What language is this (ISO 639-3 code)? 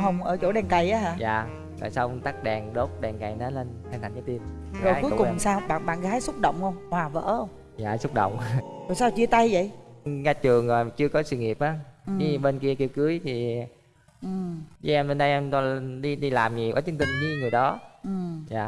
vie